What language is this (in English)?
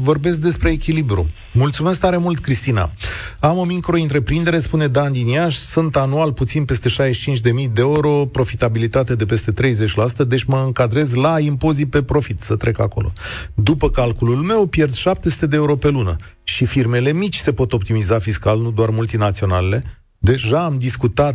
Romanian